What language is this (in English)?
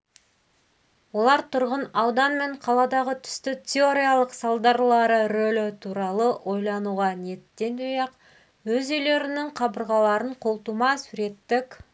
Kazakh